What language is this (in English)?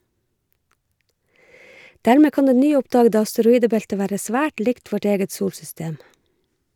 Norwegian